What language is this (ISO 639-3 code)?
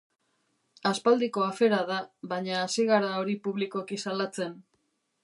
eus